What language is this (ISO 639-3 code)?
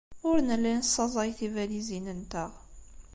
kab